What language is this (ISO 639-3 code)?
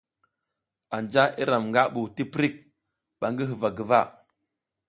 giz